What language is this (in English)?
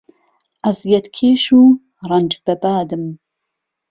Central Kurdish